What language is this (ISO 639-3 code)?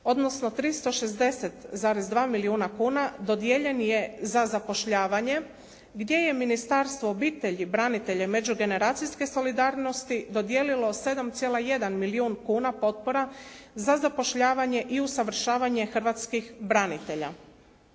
hrv